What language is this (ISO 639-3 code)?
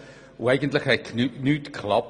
gsw